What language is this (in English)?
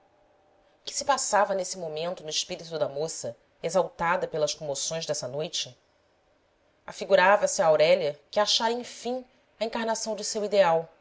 Portuguese